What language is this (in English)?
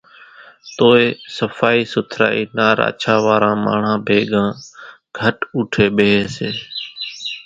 Kachi Koli